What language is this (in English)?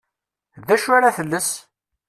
Kabyle